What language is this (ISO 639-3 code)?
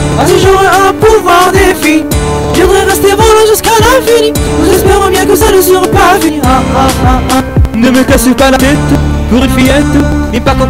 fra